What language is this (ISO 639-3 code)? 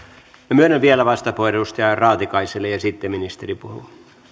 fin